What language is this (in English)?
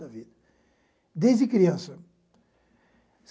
Portuguese